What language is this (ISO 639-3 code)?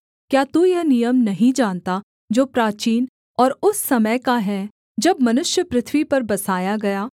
hin